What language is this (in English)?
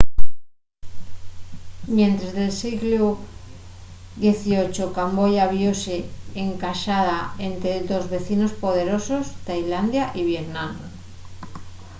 Asturian